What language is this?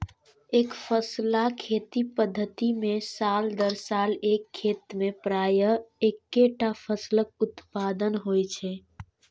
Maithili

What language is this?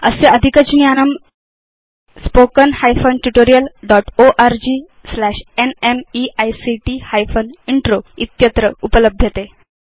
Sanskrit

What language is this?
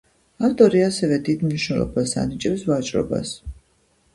Georgian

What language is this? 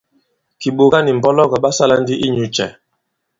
Bankon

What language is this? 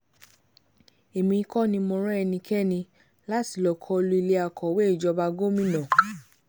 Yoruba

